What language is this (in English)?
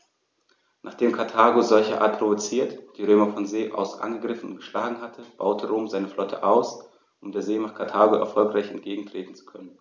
German